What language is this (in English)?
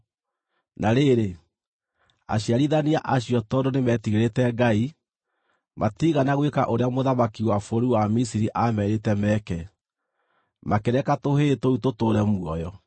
Kikuyu